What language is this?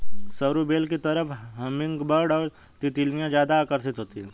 Hindi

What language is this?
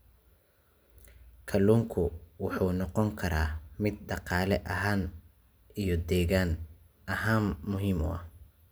Somali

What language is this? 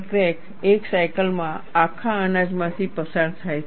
Gujarati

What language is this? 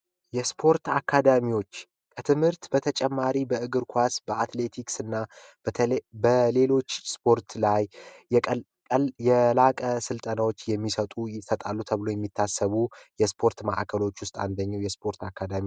Amharic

